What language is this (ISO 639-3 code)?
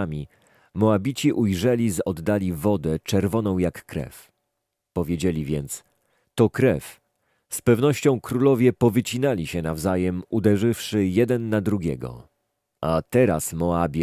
pol